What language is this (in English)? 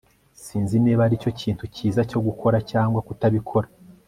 Kinyarwanda